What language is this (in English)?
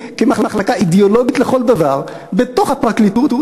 Hebrew